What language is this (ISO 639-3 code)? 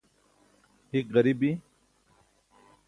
bsk